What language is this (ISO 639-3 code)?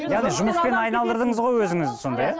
kaz